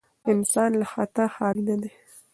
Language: Pashto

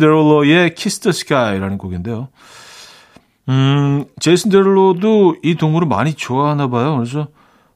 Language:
Korean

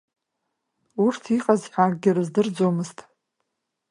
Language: Abkhazian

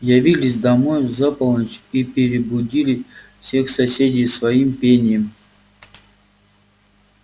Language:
Russian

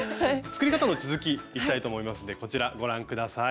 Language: Japanese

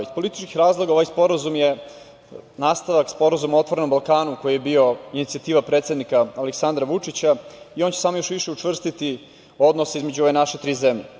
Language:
Serbian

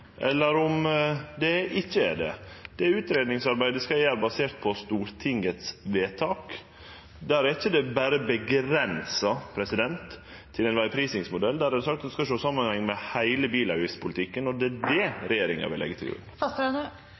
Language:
Norwegian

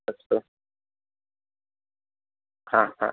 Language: Sanskrit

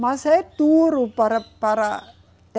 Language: Portuguese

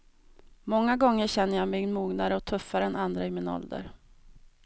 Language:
Swedish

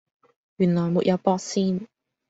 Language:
Cantonese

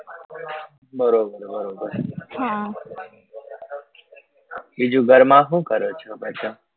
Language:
Gujarati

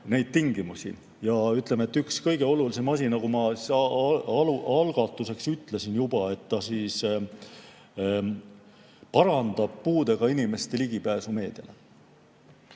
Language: Estonian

